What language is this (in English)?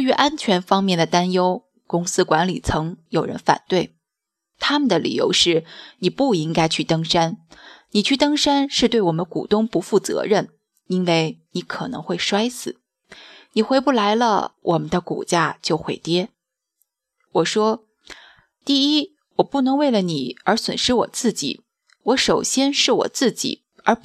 Chinese